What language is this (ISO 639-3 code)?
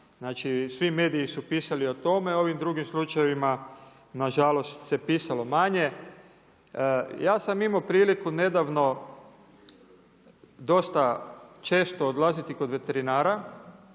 hrv